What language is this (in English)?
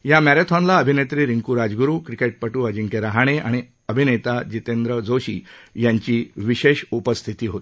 Marathi